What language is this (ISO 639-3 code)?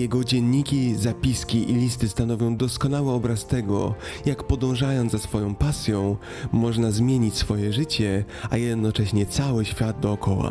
pol